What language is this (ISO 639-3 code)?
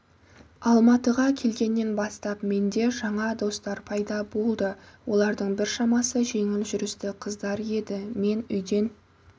kaz